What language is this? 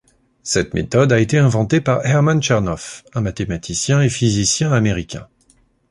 French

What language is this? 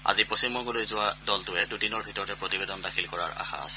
Assamese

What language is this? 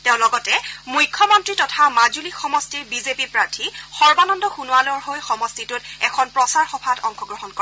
Assamese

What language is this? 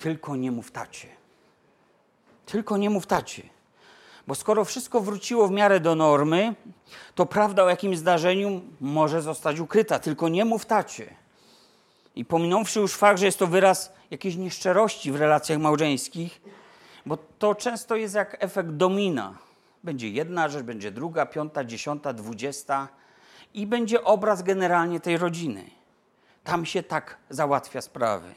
Polish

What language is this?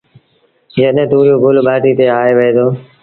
Sindhi Bhil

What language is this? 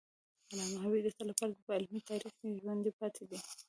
Pashto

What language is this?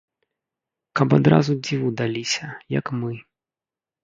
Belarusian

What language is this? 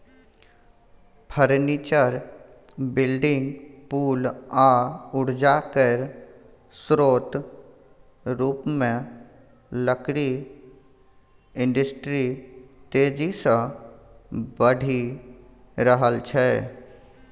Maithili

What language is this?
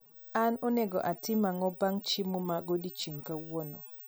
Luo (Kenya and Tanzania)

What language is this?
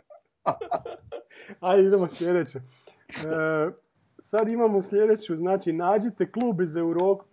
Croatian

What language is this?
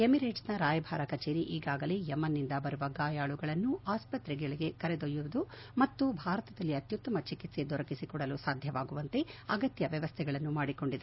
Kannada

